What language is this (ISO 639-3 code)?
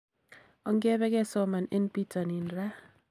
kln